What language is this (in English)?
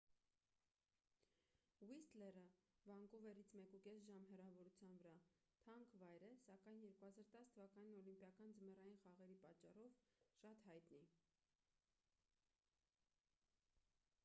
Armenian